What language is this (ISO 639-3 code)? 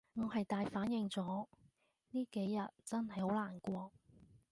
yue